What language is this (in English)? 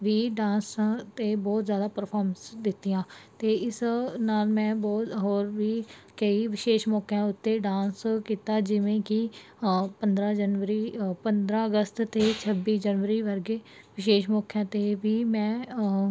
Punjabi